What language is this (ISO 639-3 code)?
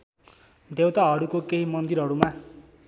nep